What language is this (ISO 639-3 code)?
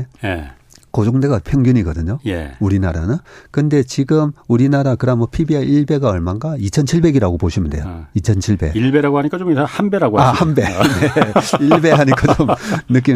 kor